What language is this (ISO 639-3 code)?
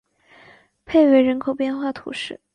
zho